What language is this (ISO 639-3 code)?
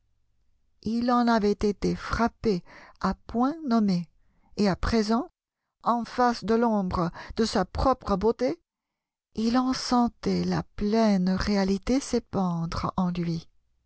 fra